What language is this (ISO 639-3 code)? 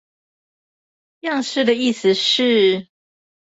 zho